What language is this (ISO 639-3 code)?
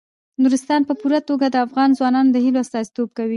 pus